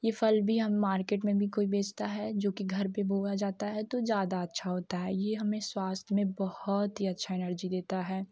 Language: Hindi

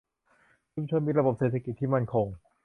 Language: Thai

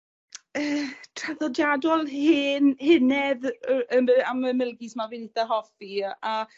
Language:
Welsh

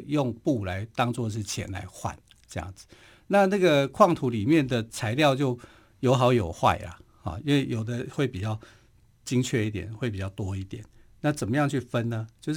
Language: Chinese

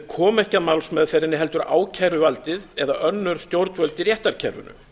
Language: Icelandic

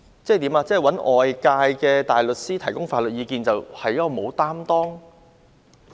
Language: Cantonese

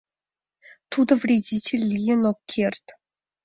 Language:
Mari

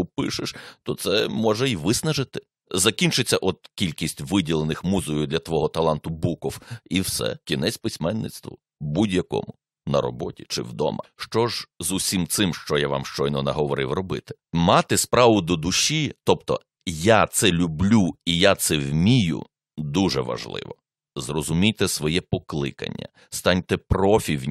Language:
Ukrainian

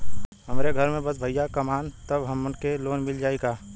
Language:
Bhojpuri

